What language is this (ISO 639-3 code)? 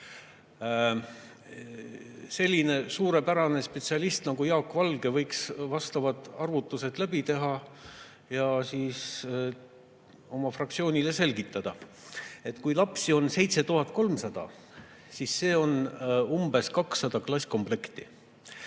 est